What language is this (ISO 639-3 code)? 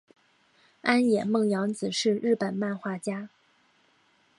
zho